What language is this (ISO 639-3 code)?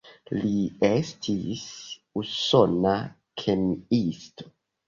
epo